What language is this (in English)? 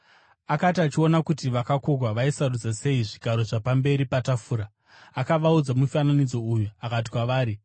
Shona